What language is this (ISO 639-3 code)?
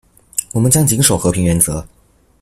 zho